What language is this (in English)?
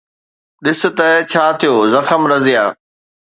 Sindhi